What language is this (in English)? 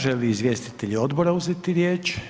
Croatian